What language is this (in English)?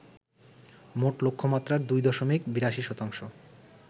Bangla